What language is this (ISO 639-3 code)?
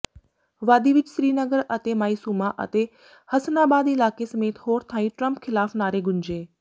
pan